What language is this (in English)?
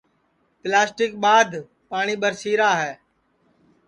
Sansi